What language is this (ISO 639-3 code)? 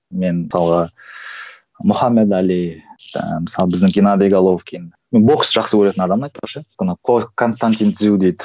kaz